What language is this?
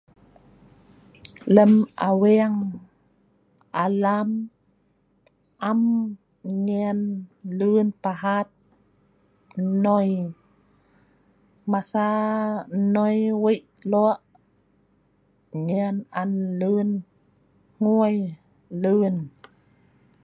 Sa'ban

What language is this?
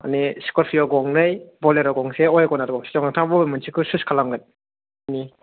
Bodo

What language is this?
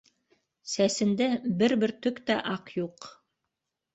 Bashkir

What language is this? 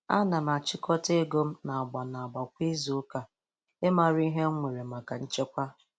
Igbo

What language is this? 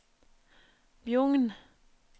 Norwegian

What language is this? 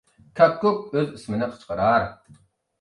Uyghur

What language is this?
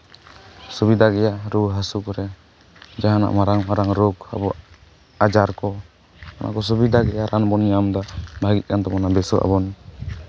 Santali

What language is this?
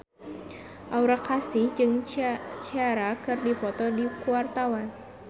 Sundanese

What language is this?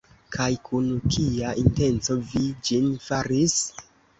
Esperanto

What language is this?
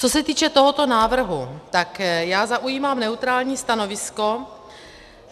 Czech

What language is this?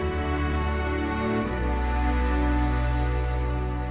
Indonesian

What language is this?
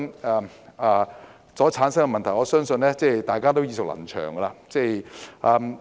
Cantonese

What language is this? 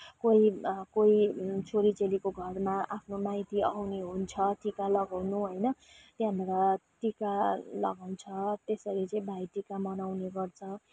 Nepali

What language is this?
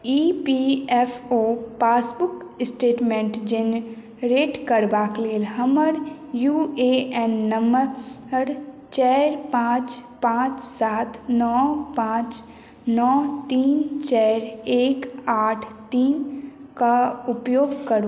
Maithili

